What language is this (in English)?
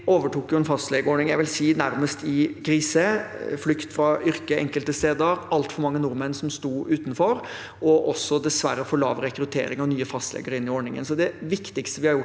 Norwegian